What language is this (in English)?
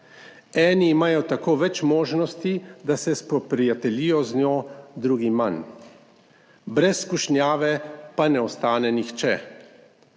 Slovenian